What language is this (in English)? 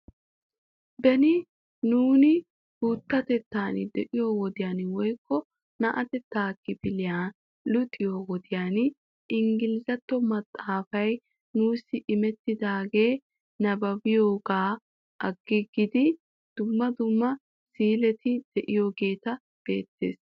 Wolaytta